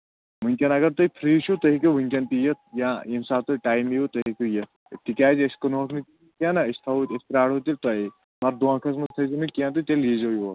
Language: Kashmiri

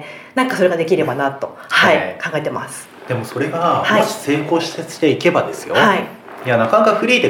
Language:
Japanese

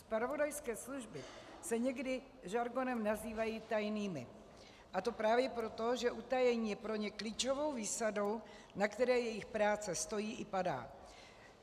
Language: Czech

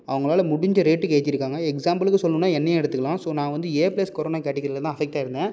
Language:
Tamil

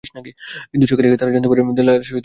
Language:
Bangla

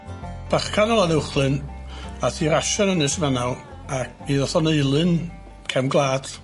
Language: Welsh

